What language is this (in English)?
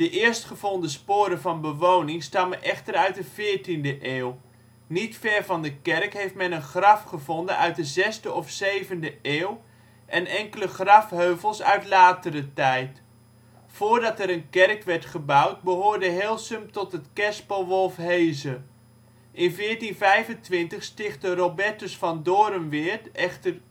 Dutch